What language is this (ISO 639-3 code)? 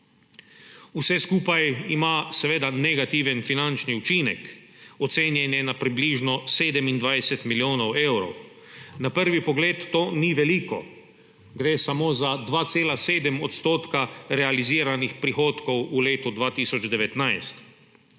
slv